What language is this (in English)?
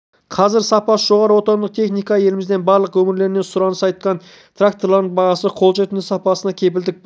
Kazakh